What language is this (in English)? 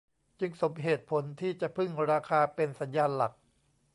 Thai